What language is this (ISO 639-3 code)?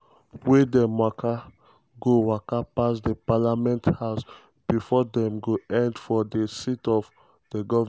pcm